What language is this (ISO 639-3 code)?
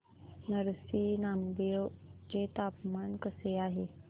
mar